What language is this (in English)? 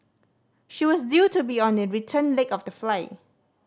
English